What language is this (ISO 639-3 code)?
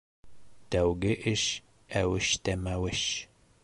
bak